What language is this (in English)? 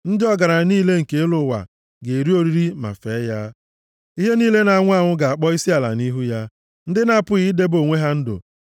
Igbo